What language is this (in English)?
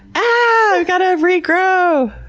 English